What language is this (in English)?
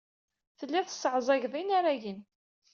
Kabyle